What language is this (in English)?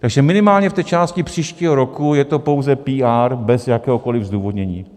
Czech